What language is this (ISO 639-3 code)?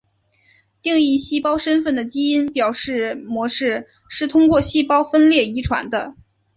zho